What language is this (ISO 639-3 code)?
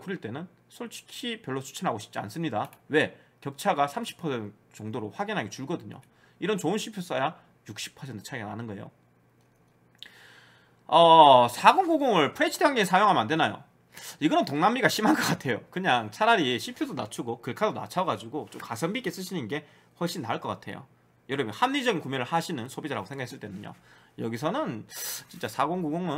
kor